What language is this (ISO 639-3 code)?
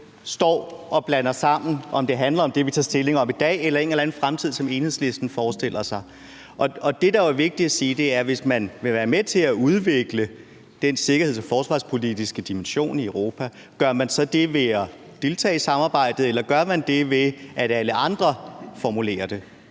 dan